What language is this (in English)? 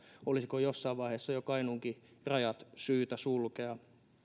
Finnish